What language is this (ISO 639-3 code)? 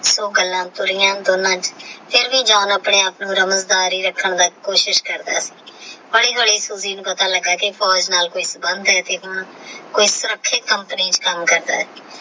pan